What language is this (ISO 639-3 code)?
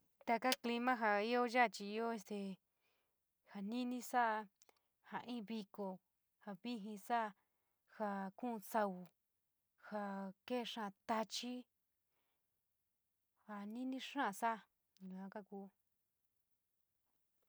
mig